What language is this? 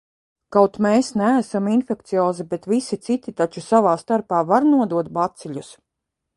Latvian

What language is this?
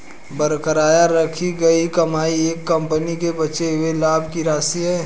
Hindi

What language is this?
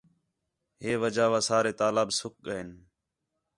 Khetrani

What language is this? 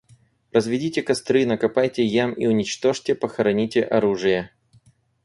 Russian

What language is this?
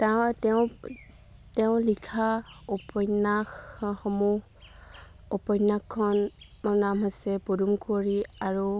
Assamese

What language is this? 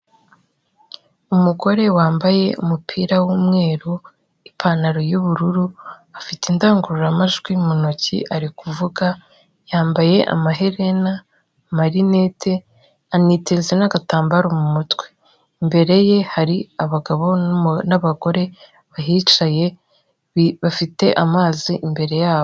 Kinyarwanda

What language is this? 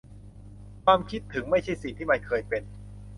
Thai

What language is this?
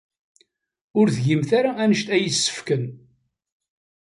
Kabyle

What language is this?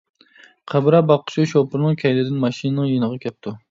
Uyghur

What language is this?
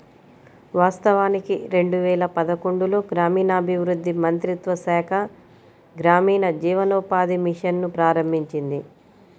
Telugu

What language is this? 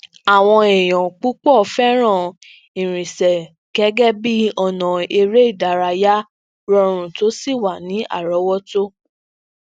Yoruba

